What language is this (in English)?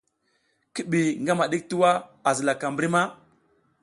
South Giziga